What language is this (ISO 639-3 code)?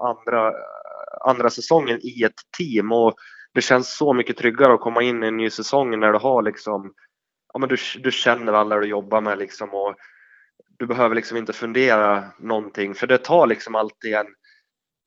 swe